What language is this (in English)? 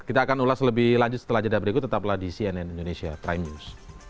Indonesian